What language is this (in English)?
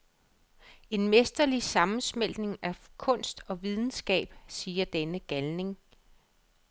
Danish